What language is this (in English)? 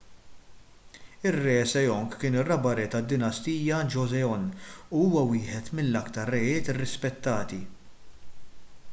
Maltese